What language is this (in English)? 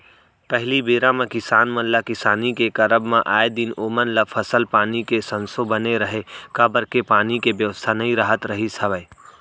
Chhattisgarhi